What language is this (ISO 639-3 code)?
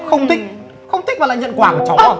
vie